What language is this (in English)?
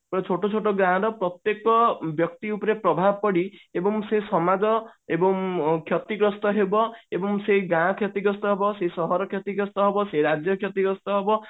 Odia